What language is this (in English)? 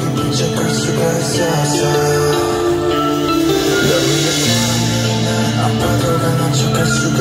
Arabic